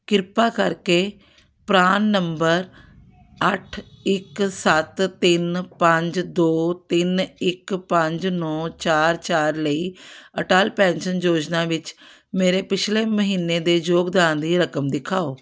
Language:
Punjabi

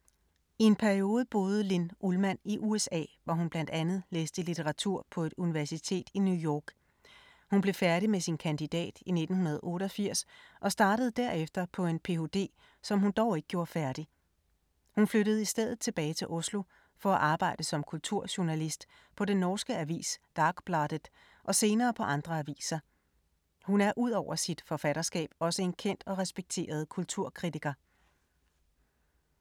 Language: Danish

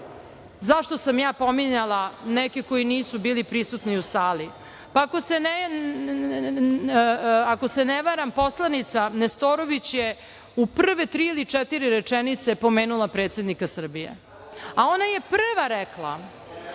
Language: Serbian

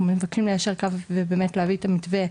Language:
Hebrew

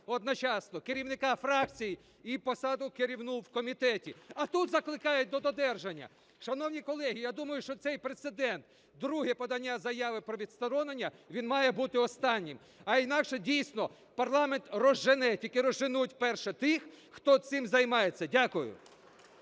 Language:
Ukrainian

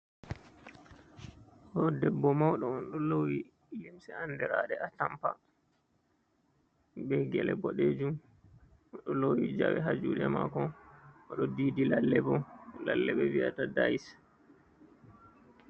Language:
Fula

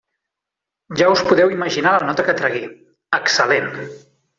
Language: Catalan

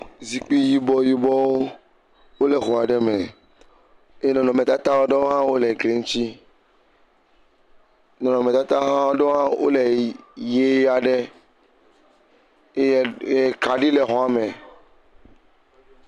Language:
Ewe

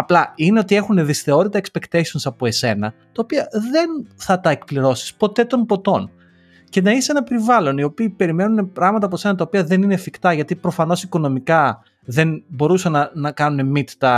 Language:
Greek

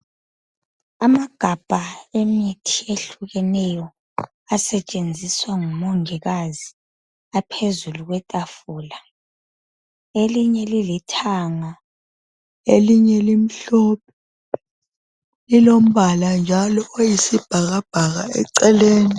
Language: North Ndebele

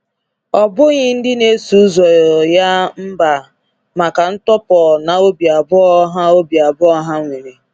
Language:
Igbo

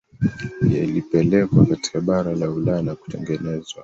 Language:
Swahili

